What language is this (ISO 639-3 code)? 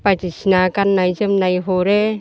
brx